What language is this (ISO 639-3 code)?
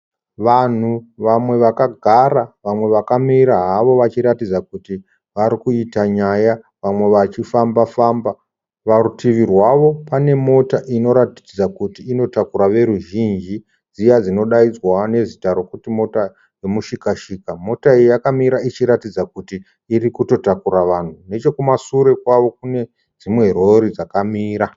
sna